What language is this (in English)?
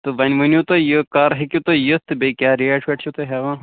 Kashmiri